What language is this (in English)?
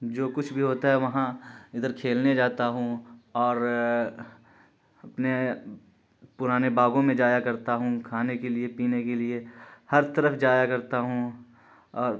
Urdu